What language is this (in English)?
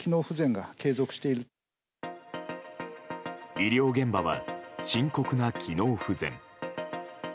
Japanese